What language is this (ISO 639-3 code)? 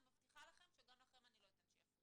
heb